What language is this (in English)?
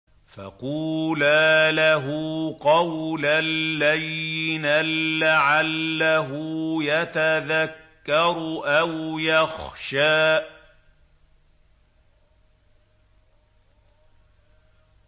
Arabic